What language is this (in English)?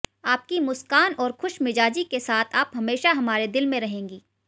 Hindi